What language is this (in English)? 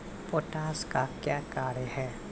Maithili